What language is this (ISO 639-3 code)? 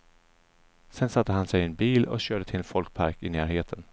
swe